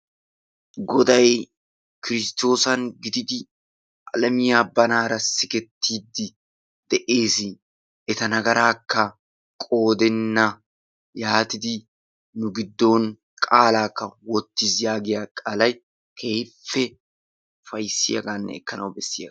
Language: Wolaytta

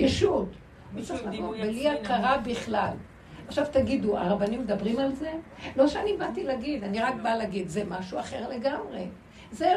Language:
Hebrew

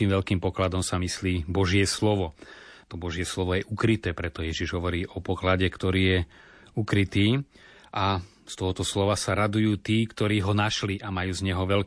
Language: Slovak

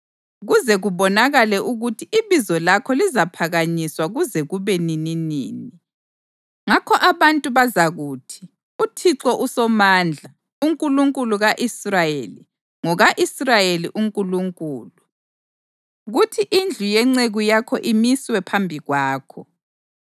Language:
North Ndebele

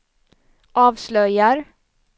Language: Swedish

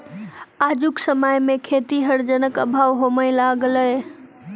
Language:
Maithili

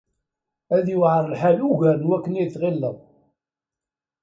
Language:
Kabyle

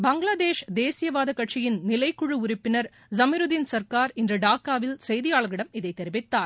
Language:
Tamil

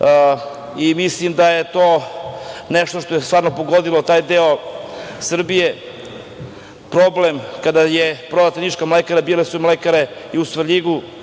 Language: Serbian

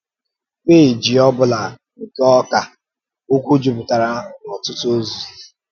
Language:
Igbo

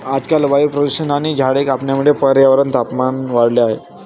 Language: Marathi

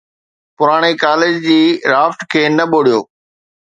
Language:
Sindhi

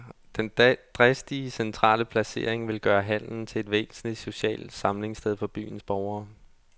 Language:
Danish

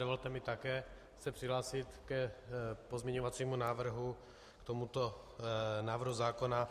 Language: Czech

